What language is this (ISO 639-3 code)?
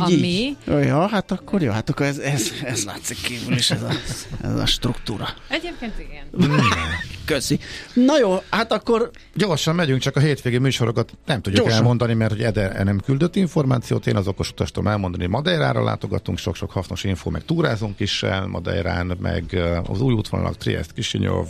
hun